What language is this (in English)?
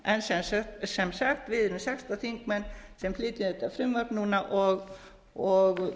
Icelandic